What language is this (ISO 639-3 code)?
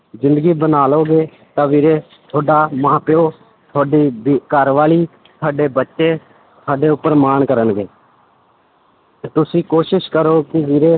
pan